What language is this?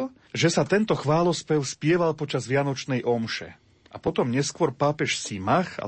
Slovak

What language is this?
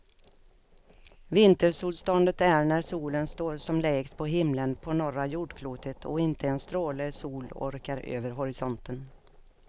Swedish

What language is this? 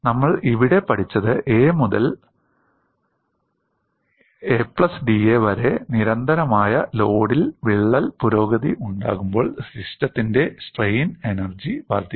Malayalam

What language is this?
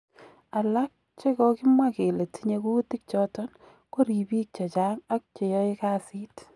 Kalenjin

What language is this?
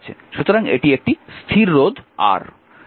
Bangla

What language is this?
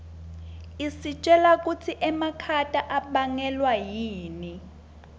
Swati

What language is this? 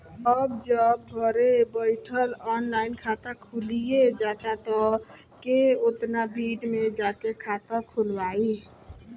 Bhojpuri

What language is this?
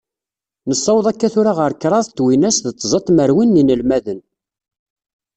Kabyle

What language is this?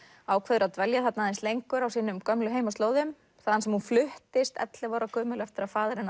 Icelandic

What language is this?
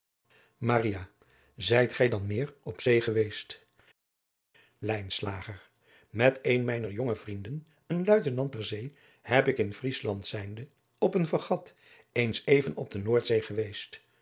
Dutch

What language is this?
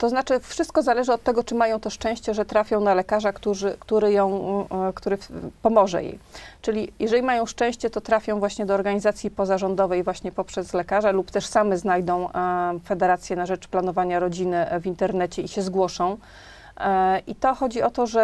Polish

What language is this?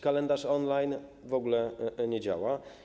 Polish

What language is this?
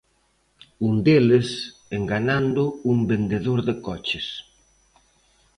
Galician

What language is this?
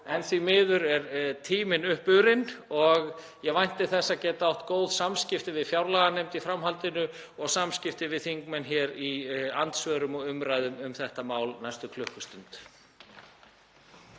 Icelandic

